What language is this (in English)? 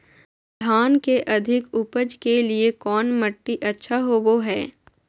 Magahi